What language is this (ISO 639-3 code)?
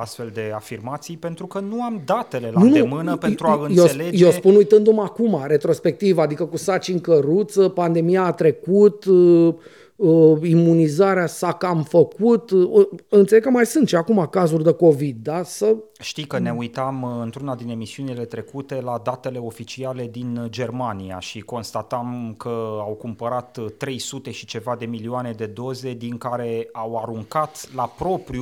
ron